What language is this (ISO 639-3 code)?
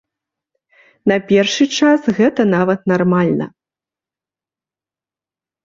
bel